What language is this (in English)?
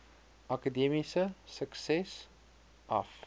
Afrikaans